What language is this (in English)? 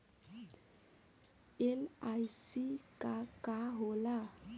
Bhojpuri